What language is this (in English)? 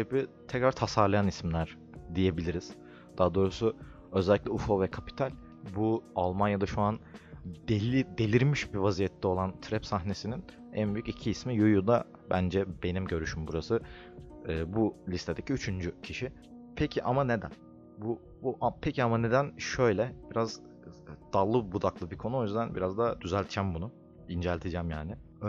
Turkish